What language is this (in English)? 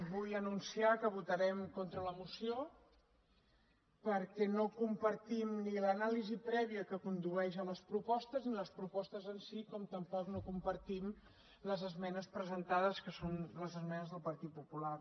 Catalan